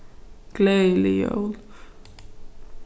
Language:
Faroese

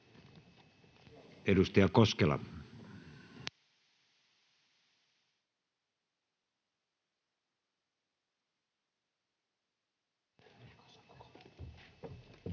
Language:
Finnish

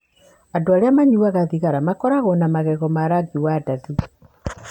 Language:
Kikuyu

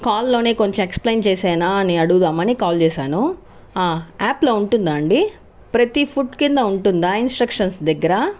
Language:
Telugu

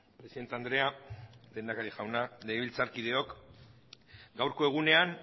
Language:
Basque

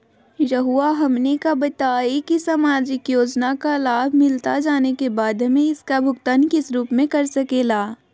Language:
Magahi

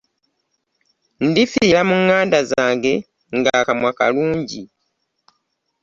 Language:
Ganda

